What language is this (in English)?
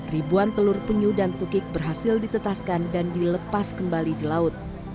Indonesian